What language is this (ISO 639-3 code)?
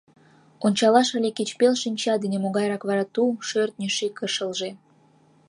chm